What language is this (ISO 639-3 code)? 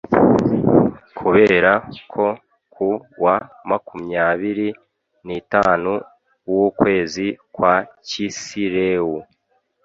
kin